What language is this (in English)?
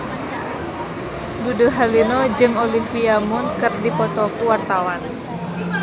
Sundanese